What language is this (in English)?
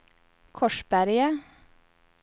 Swedish